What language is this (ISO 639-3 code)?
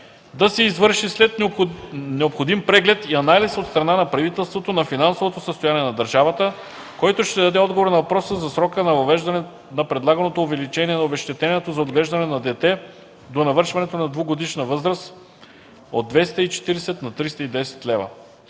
bul